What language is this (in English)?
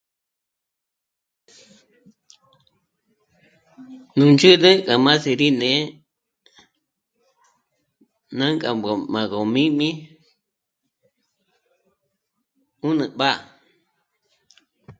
Michoacán Mazahua